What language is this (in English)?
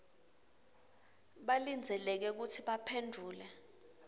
Swati